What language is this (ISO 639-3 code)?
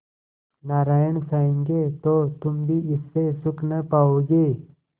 hin